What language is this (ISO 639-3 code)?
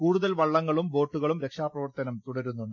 mal